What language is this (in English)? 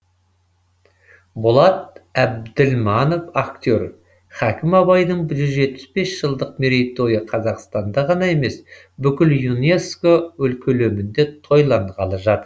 Kazakh